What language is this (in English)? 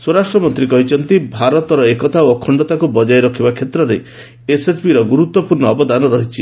Odia